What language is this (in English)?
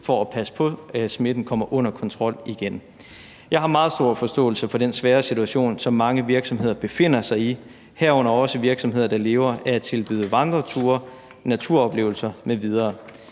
Danish